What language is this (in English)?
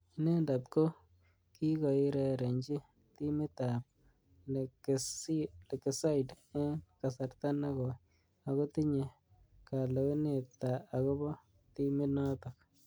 Kalenjin